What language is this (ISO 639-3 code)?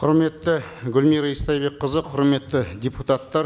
kaz